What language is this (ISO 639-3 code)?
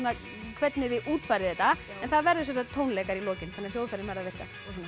isl